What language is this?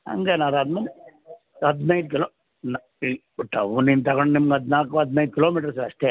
Kannada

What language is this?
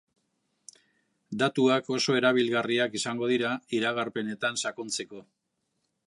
Basque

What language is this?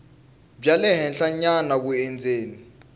Tsonga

